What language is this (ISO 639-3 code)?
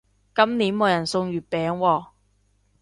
yue